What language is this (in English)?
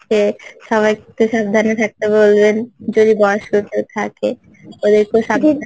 Bangla